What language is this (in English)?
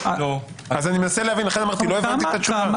Hebrew